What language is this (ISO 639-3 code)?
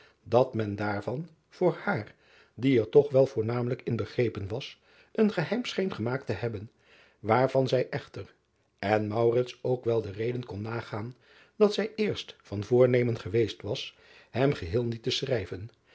nld